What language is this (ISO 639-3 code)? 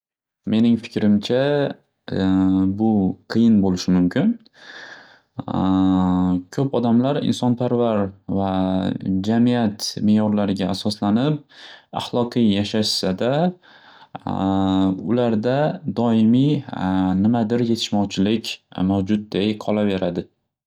uzb